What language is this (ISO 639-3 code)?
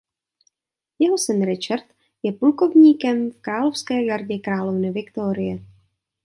ces